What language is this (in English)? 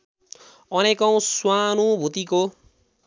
Nepali